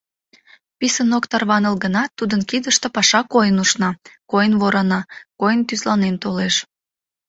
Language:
Mari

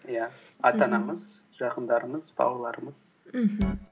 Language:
Kazakh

